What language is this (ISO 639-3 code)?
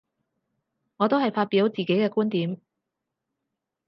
yue